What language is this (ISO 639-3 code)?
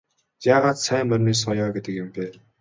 mon